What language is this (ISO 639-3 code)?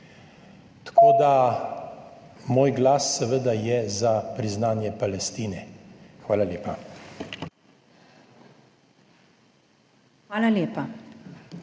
slv